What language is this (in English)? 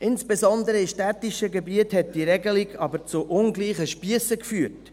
Swiss German